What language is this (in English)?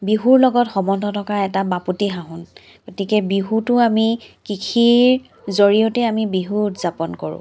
Assamese